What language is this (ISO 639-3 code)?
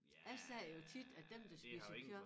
dan